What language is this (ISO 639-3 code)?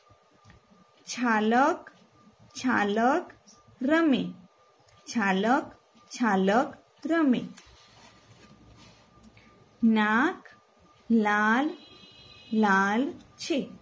guj